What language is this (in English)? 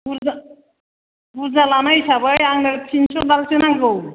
Bodo